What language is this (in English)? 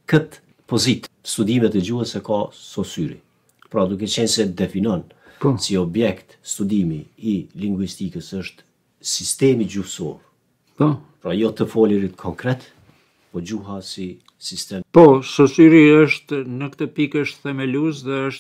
Romanian